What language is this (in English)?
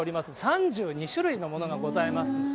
Japanese